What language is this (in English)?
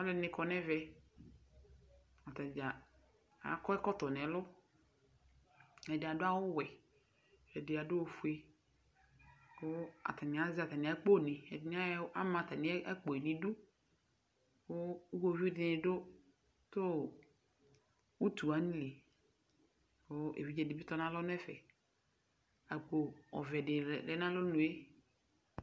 Ikposo